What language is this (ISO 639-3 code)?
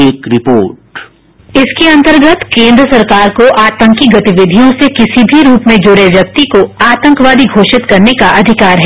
hin